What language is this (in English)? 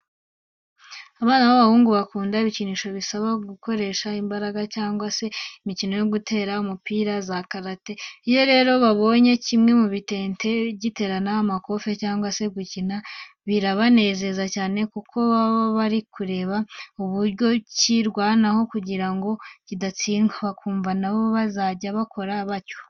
Kinyarwanda